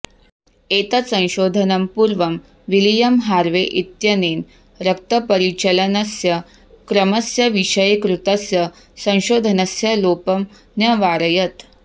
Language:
Sanskrit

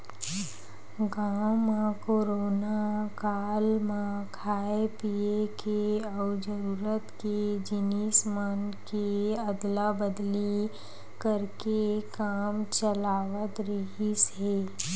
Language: Chhattisgarhi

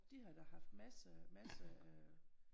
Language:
Danish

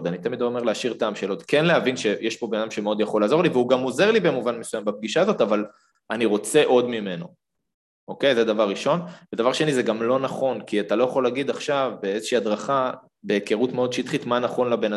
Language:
Hebrew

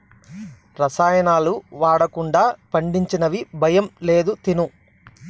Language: Telugu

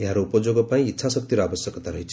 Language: Odia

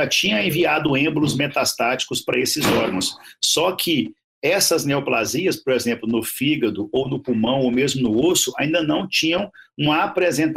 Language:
Portuguese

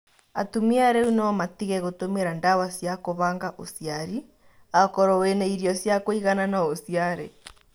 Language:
Kikuyu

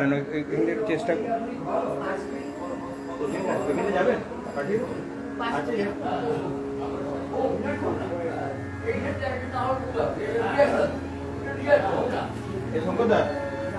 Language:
Romanian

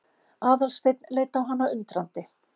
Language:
Icelandic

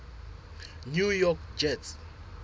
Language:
Southern Sotho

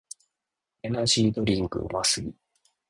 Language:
Japanese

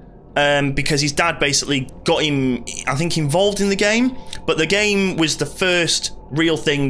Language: English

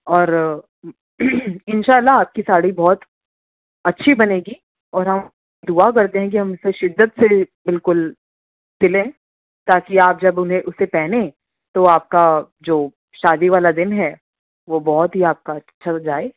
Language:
Urdu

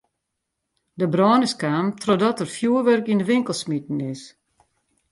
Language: Western Frisian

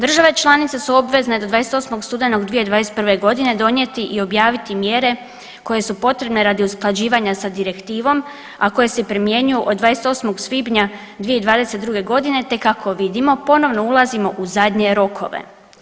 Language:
Croatian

